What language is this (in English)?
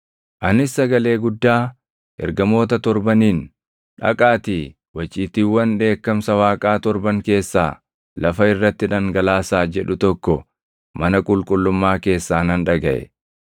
Oromo